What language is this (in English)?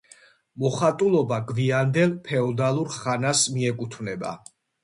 Georgian